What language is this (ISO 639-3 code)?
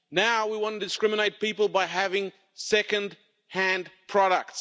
eng